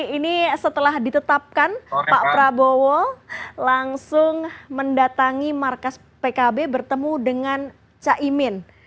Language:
Indonesian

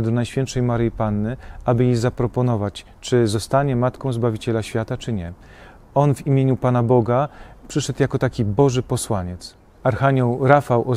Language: Polish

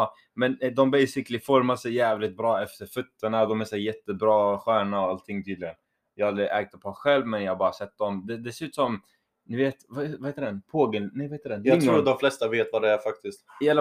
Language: Swedish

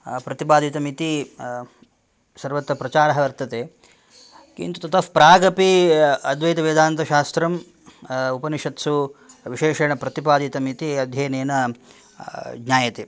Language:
Sanskrit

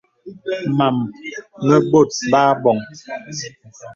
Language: Bebele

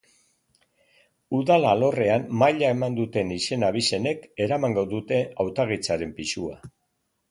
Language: Basque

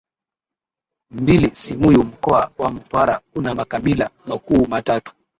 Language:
Swahili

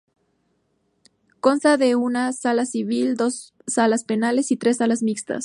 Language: Spanish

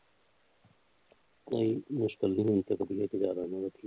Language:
Punjabi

